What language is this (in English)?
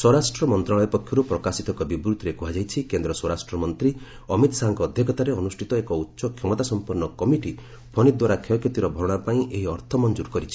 Odia